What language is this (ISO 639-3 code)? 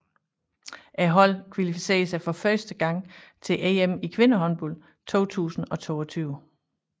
dan